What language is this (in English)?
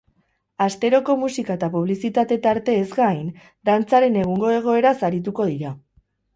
Basque